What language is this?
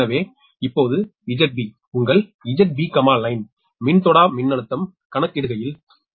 Tamil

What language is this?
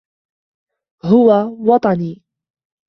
Arabic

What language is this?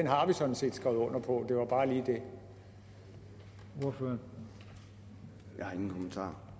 Danish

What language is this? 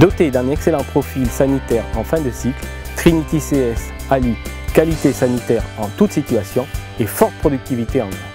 French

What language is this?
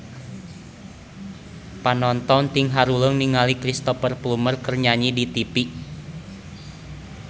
Sundanese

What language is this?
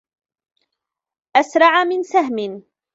Arabic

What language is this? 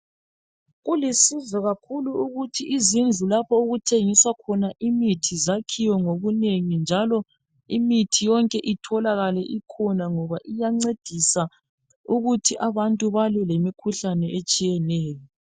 North Ndebele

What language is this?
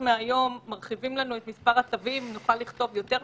Hebrew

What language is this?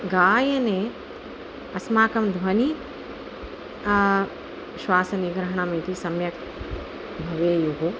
Sanskrit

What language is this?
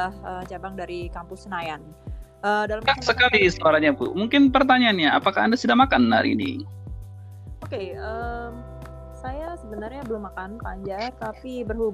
Indonesian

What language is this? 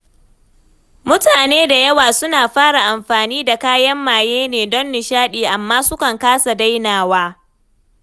Hausa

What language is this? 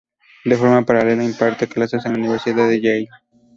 Spanish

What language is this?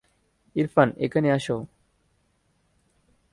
Bangla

